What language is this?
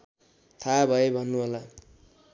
Nepali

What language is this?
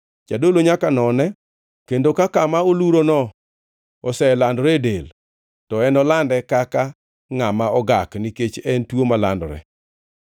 Luo (Kenya and Tanzania)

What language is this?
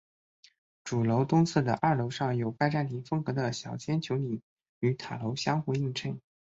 Chinese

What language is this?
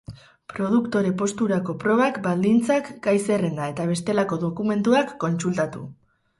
Basque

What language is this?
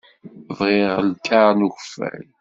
Kabyle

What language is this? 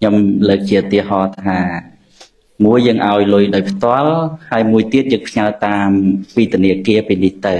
Vietnamese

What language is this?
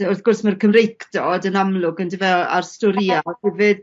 Welsh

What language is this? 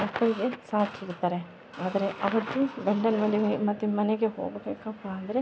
Kannada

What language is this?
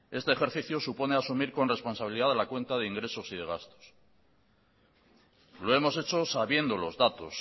Spanish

